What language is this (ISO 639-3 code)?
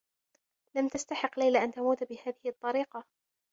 ara